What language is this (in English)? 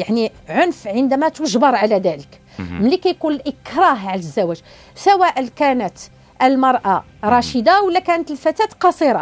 Arabic